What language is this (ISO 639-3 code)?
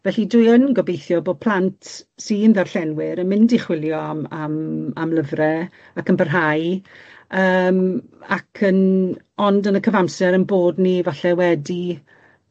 cym